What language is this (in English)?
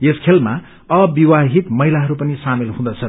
Nepali